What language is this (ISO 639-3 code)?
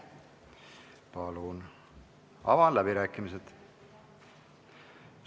est